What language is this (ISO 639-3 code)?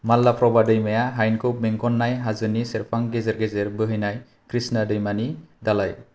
brx